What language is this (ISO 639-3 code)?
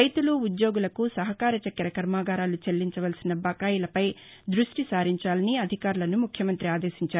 tel